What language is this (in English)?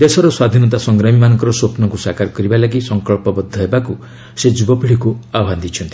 Odia